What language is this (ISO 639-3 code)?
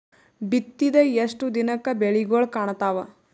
kan